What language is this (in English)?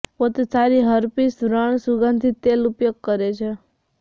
Gujarati